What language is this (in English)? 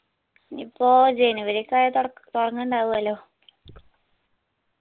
Malayalam